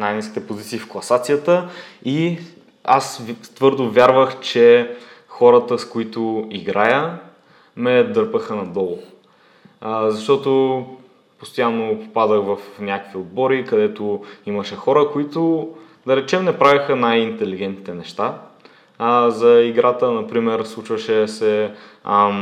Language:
Bulgarian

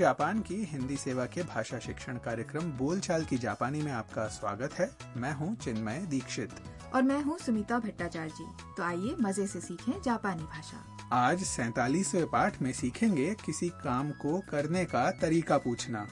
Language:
Hindi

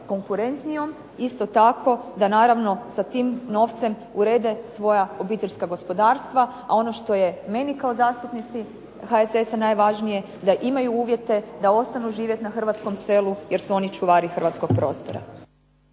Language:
Croatian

